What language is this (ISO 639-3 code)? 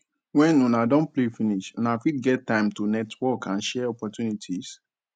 pcm